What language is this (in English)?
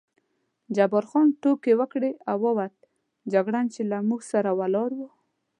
Pashto